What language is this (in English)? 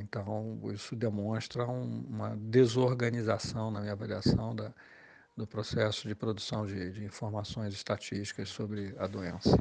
Portuguese